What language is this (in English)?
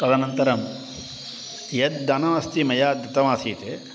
Sanskrit